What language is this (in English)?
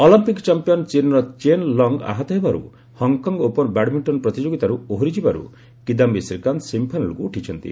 Odia